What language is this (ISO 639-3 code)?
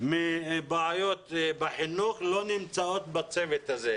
heb